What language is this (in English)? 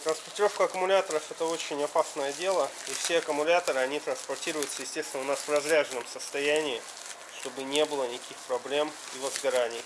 Russian